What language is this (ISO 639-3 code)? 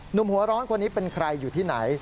tha